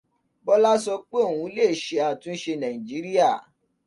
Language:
Yoruba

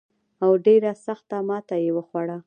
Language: Pashto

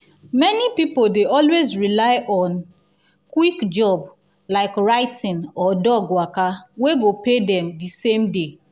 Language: Nigerian Pidgin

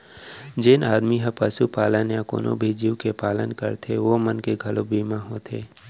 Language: Chhattisgarhi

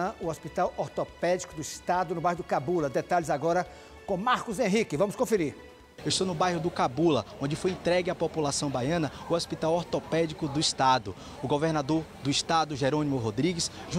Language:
Portuguese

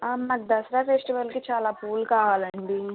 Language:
Telugu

